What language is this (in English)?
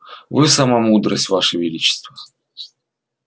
Russian